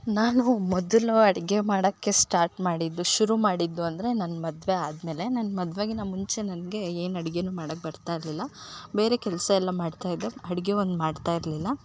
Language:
Kannada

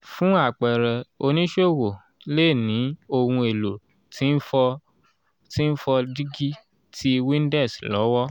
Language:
Yoruba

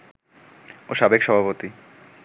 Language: Bangla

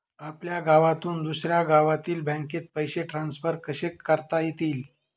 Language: Marathi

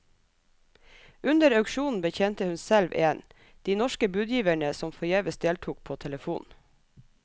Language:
Norwegian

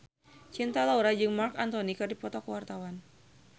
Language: Sundanese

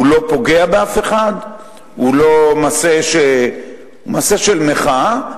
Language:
Hebrew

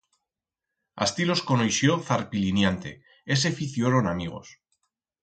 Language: Aragonese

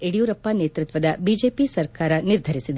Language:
Kannada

